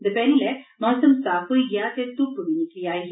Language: Dogri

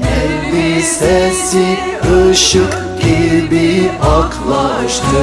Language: Turkish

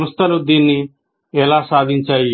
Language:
Telugu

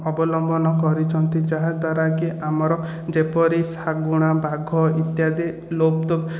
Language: Odia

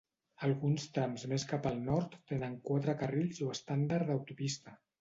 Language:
Catalan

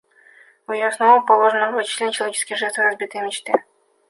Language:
Russian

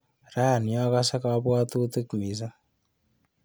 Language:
Kalenjin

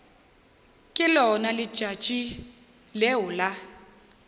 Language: Northern Sotho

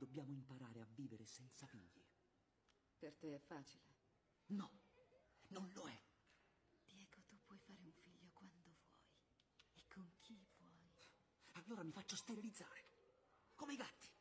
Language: Italian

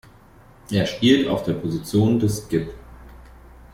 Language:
German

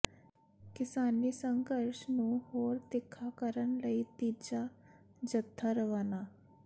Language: Punjabi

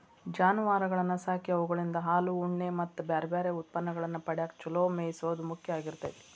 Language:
Kannada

